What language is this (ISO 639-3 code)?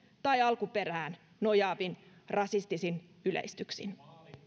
fin